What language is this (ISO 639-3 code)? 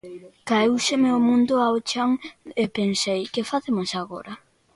glg